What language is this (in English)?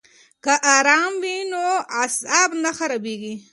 Pashto